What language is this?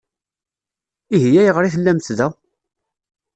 Kabyle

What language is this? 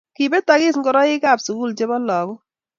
Kalenjin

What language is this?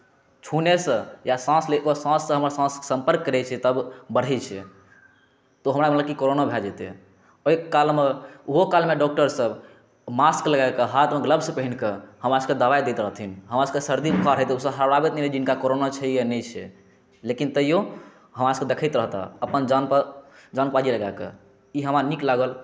Maithili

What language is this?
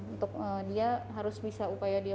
Indonesian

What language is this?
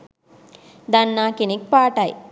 Sinhala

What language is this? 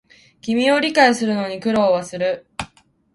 Japanese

